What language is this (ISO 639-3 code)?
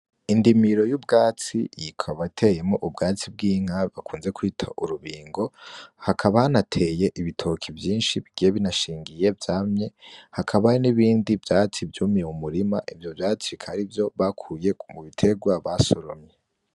run